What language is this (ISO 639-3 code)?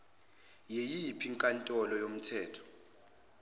zul